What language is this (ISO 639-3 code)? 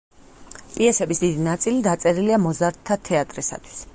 kat